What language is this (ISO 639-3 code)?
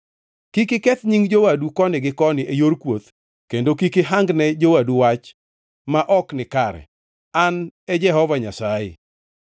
luo